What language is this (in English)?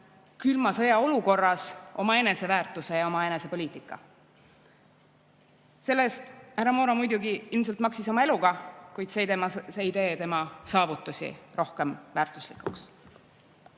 Estonian